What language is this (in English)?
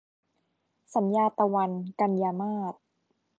Thai